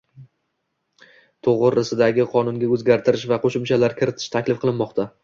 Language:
Uzbek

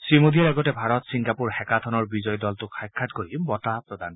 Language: Assamese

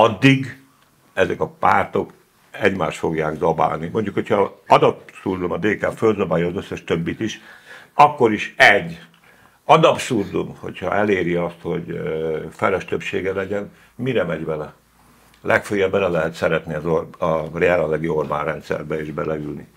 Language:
Hungarian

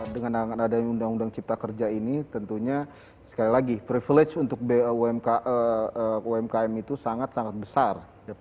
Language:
Indonesian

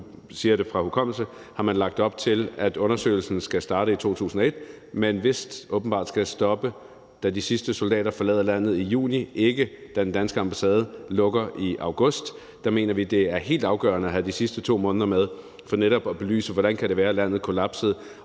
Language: Danish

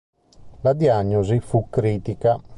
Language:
Italian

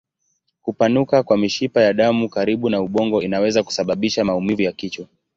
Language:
Swahili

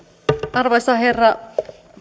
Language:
Finnish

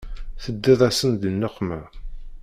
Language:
Kabyle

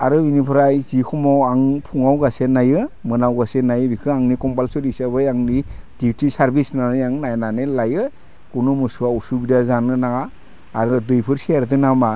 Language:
Bodo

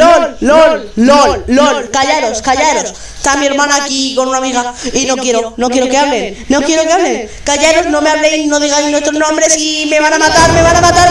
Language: Spanish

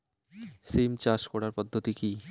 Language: Bangla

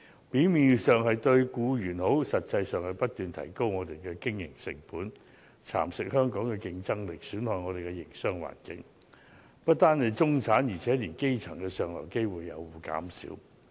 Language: Cantonese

